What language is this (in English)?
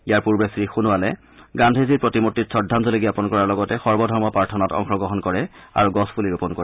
Assamese